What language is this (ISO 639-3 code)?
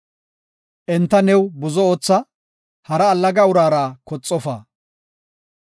gof